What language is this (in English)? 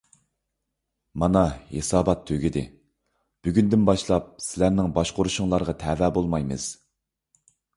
Uyghur